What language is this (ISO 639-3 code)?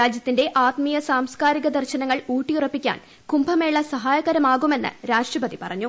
mal